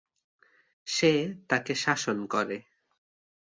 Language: Bangla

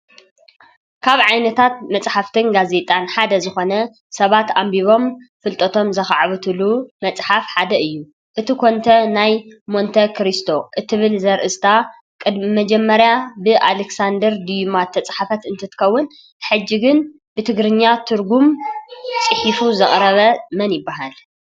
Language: Tigrinya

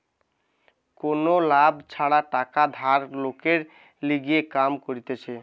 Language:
Bangla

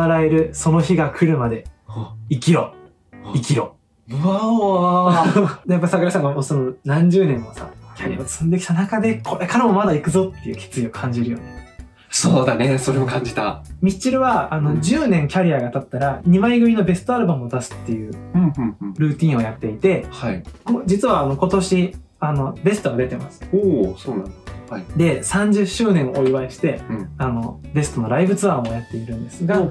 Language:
Japanese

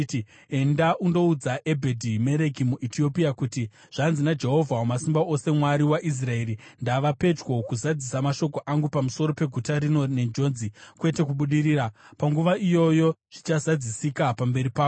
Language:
Shona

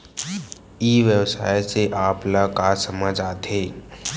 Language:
Chhattisgarhi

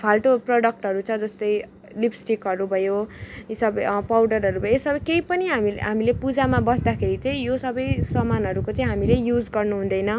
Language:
Nepali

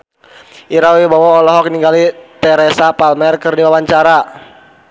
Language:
Sundanese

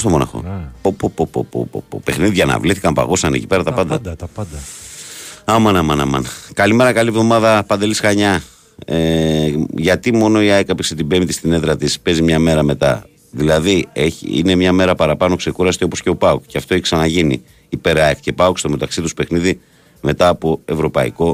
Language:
Greek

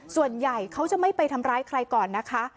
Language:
Thai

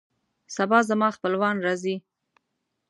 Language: Pashto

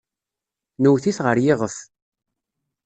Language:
Kabyle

